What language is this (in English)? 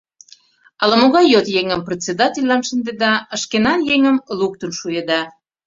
Mari